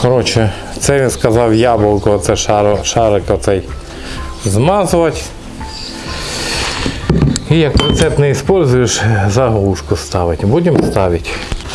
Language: Russian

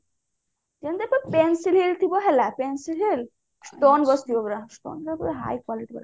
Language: Odia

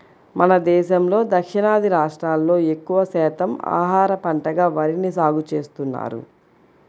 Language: Telugu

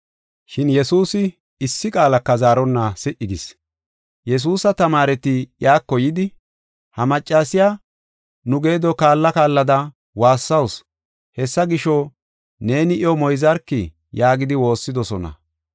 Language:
Gofa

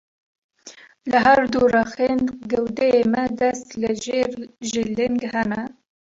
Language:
Kurdish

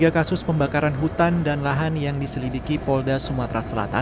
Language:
Indonesian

